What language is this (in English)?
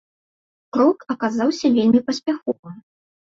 Belarusian